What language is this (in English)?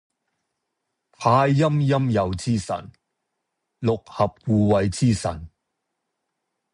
Cantonese